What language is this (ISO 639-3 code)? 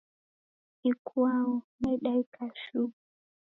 dav